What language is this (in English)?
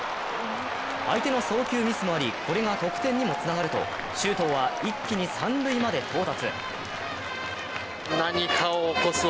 Japanese